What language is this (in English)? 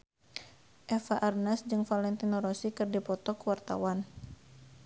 Sundanese